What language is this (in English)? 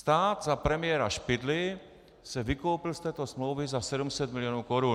Czech